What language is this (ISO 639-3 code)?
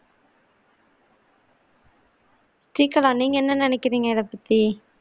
tam